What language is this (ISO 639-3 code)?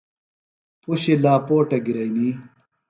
phl